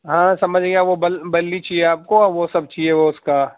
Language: Urdu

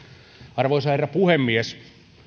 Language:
Finnish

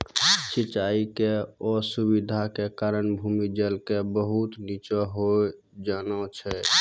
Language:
Maithili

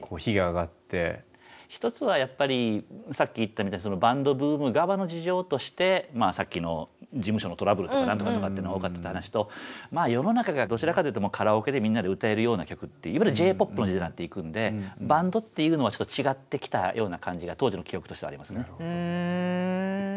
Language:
Japanese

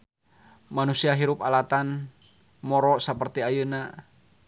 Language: Sundanese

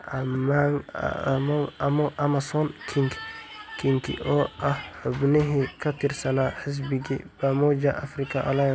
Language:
Somali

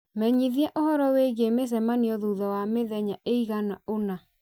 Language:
Kikuyu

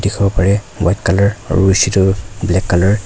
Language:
Naga Pidgin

